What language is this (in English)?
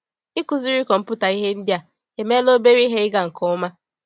Igbo